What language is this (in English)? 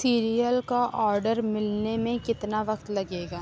Urdu